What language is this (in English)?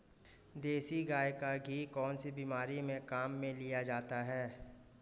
Hindi